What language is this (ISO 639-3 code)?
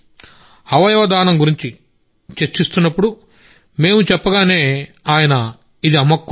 tel